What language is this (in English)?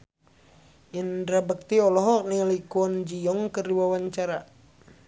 Sundanese